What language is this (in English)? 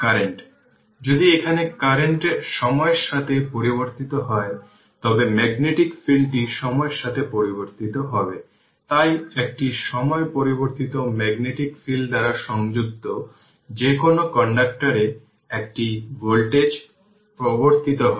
Bangla